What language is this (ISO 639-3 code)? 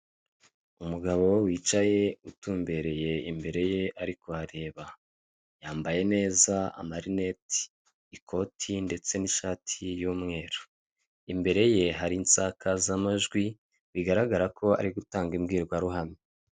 kin